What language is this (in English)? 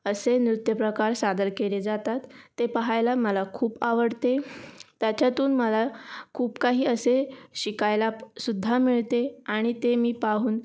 Marathi